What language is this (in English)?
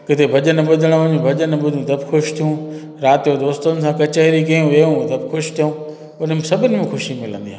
Sindhi